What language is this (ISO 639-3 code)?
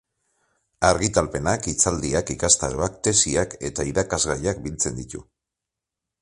eus